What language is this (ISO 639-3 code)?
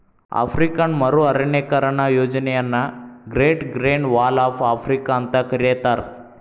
kan